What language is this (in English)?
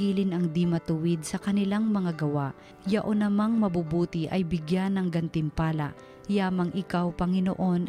Filipino